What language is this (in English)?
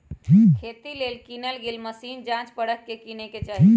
Magahi